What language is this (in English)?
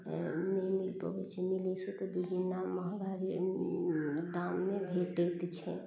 Maithili